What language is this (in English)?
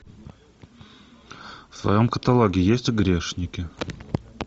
Russian